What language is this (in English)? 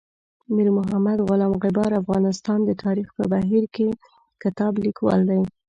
Pashto